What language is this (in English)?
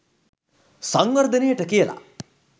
Sinhala